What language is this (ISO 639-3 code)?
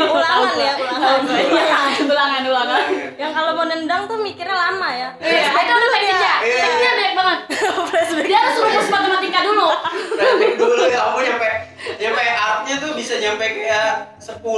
ind